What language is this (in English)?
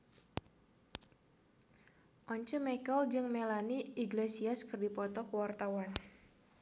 Sundanese